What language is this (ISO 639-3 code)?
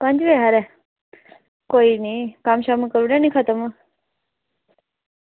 doi